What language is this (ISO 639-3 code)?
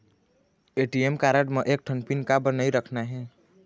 hne